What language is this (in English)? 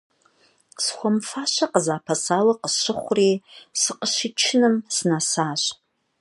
Kabardian